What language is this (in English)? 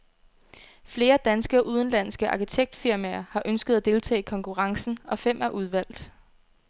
Danish